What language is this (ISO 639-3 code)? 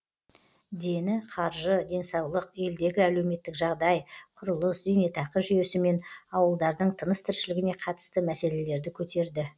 kaz